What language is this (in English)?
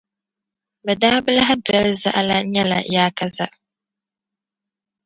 Dagbani